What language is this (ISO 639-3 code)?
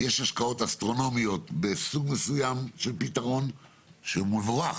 heb